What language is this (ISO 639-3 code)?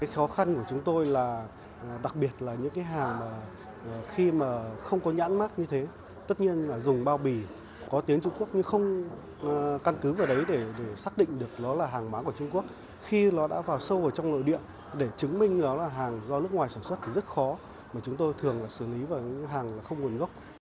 vie